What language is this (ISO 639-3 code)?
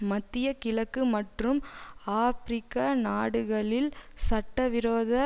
tam